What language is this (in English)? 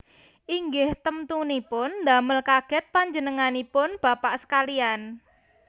Javanese